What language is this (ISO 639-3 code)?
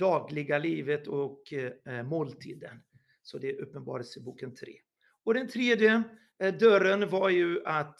swe